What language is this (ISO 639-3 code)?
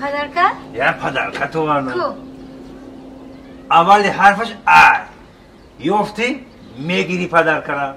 fas